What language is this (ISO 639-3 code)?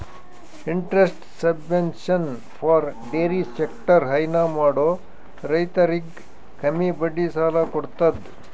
kan